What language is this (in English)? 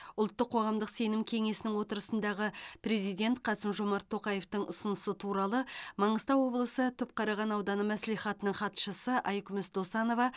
Kazakh